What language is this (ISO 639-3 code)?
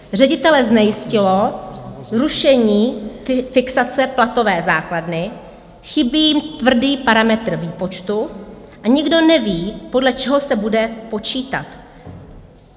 ces